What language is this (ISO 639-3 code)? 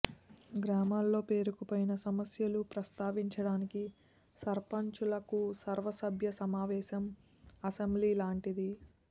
tel